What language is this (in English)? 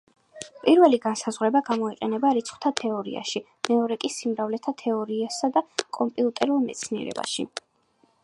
Georgian